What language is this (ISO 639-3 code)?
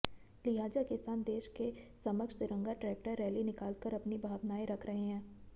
hin